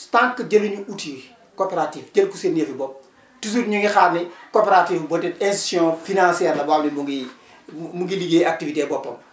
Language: Wolof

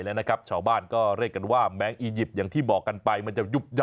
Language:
Thai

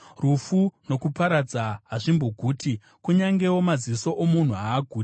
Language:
Shona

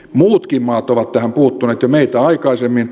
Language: Finnish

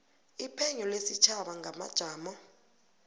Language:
South Ndebele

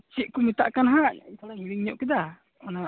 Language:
Santali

